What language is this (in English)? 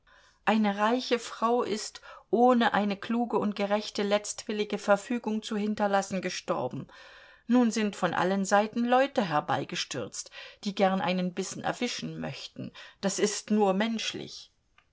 German